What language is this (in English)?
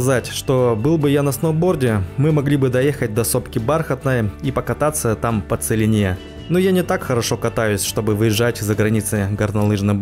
Russian